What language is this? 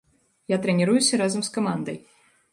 Belarusian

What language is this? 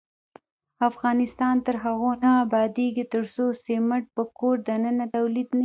Pashto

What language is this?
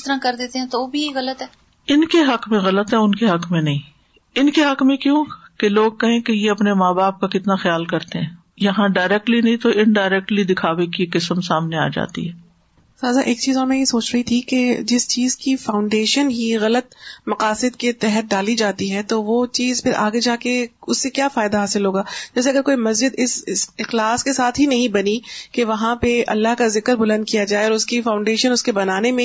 Urdu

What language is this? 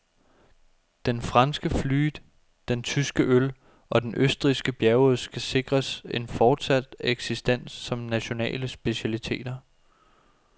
Danish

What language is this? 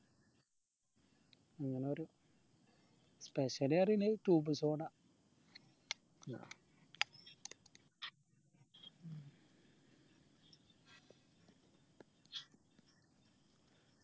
Malayalam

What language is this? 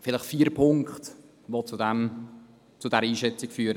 Swiss German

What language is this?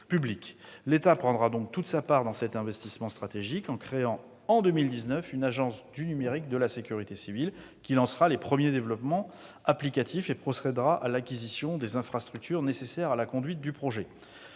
French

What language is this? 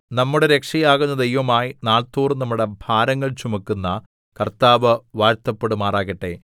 Malayalam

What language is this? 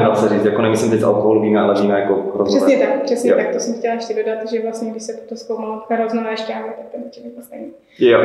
Czech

